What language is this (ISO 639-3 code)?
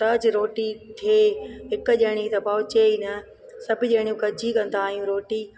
snd